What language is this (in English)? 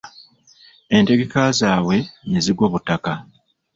Ganda